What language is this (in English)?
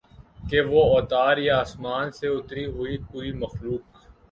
Urdu